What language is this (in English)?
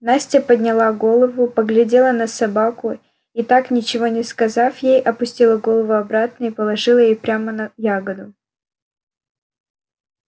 Russian